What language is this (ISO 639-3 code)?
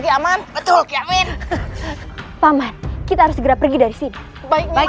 ind